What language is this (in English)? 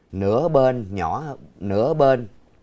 Vietnamese